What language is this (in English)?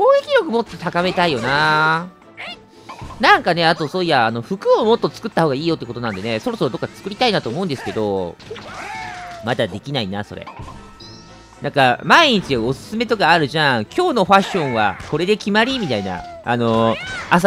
Japanese